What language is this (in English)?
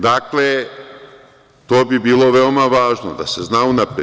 Serbian